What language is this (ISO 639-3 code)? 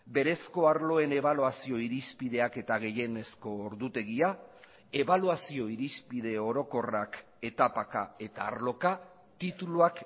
eus